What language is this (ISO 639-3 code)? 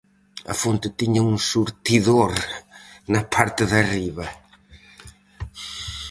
glg